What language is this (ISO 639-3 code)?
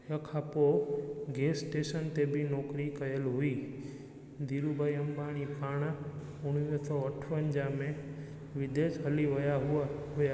snd